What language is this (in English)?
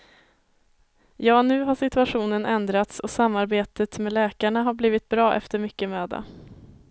Swedish